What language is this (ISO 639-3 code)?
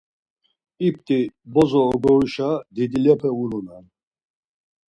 lzz